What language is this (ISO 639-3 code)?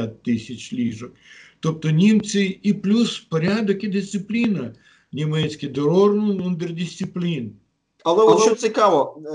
ukr